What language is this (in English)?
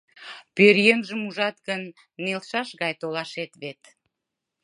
Mari